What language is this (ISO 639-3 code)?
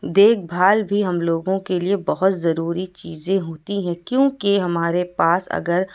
urd